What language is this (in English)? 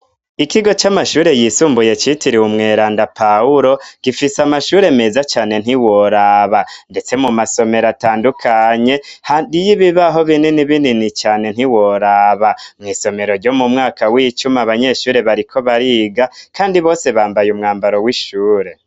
Rundi